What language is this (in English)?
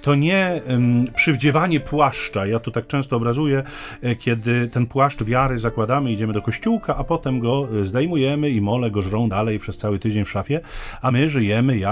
Polish